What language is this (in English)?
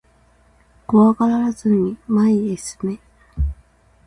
Japanese